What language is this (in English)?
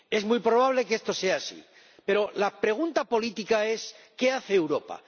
Spanish